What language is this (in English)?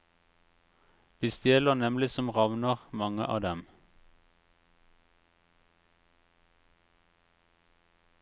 Norwegian